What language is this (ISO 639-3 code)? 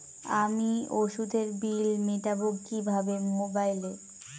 ben